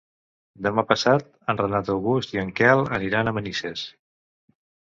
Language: Catalan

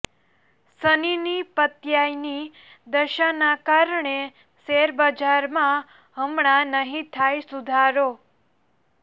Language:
Gujarati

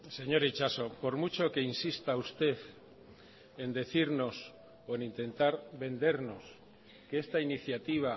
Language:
Spanish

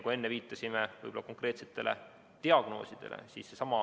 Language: Estonian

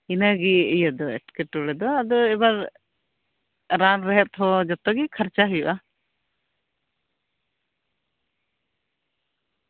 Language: Santali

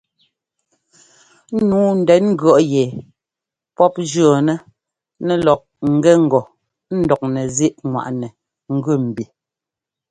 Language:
Ngomba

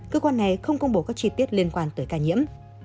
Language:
Vietnamese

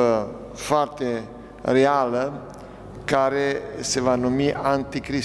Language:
Romanian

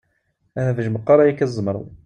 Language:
Kabyle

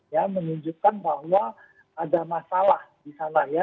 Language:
Indonesian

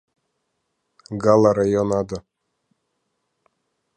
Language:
Abkhazian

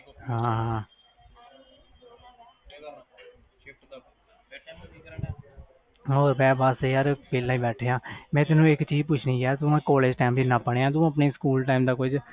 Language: Punjabi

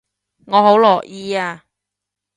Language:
Cantonese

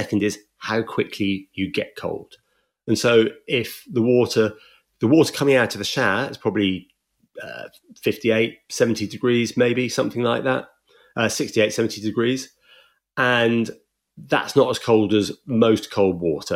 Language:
English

